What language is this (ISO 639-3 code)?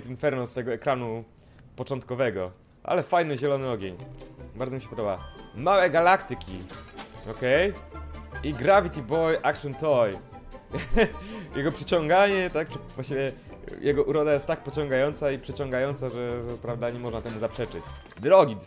pol